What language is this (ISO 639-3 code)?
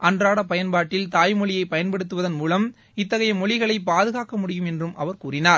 tam